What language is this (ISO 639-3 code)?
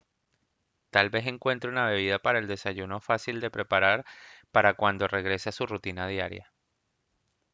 spa